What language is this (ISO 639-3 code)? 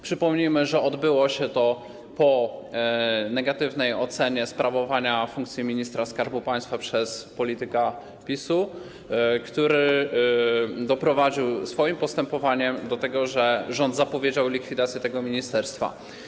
pol